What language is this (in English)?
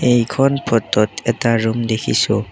Assamese